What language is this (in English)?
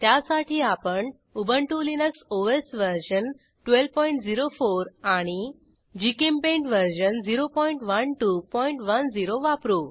Marathi